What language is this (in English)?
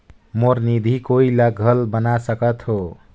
Chhattisgarhi